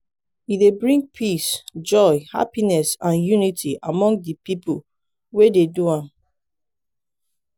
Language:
Nigerian Pidgin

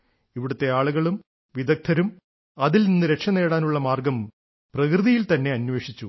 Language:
Malayalam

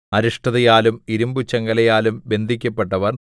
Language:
Malayalam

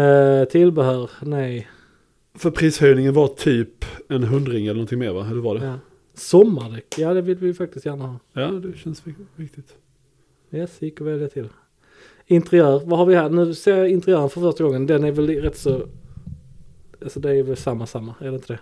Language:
Swedish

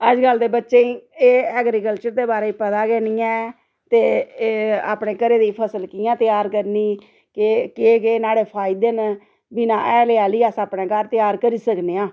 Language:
Dogri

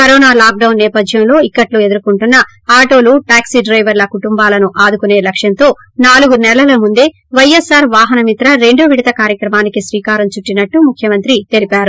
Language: Telugu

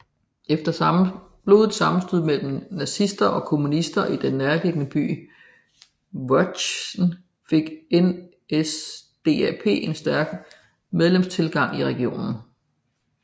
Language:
Danish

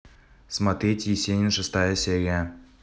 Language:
Russian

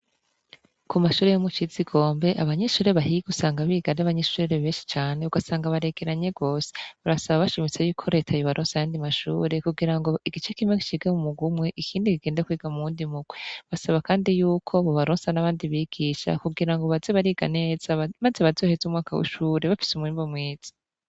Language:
Rundi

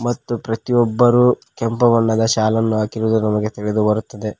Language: Kannada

